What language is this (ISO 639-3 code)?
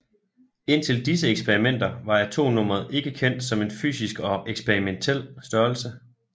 dan